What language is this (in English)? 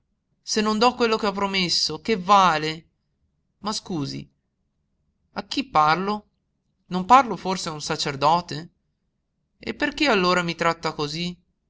Italian